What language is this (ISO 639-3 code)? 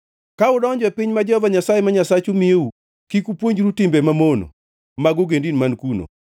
luo